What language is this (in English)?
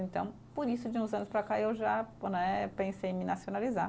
Portuguese